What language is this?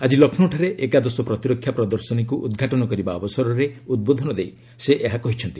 Odia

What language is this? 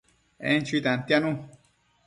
Matsés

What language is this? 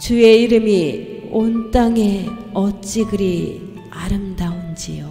Korean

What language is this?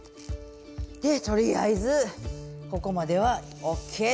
Japanese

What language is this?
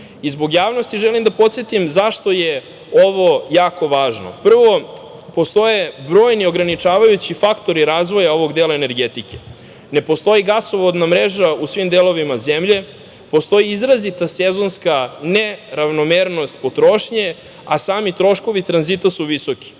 Serbian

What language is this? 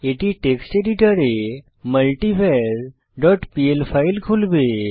Bangla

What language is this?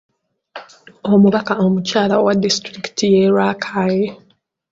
Ganda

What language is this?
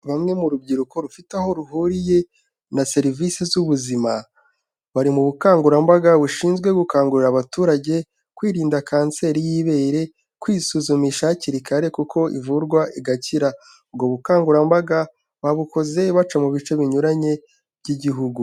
Kinyarwanda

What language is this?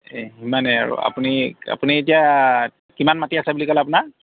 Assamese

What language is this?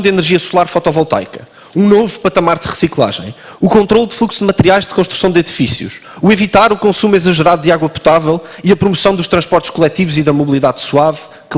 Portuguese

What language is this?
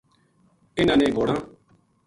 Gujari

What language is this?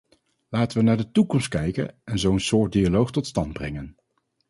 Dutch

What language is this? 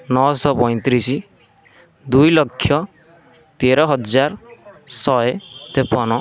Odia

